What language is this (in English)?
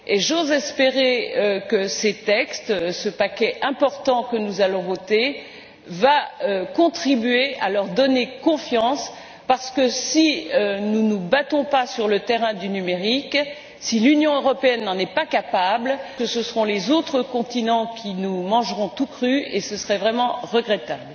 French